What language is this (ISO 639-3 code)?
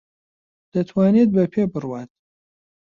ckb